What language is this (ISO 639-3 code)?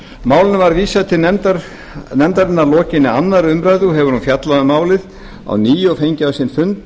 isl